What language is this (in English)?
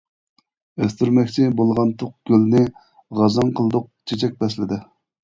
Uyghur